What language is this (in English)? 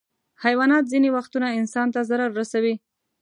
Pashto